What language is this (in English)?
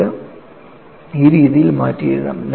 Malayalam